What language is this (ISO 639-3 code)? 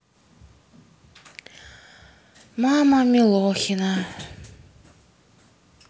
rus